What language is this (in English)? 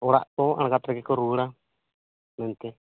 Santali